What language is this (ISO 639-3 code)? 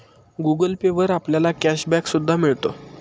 mar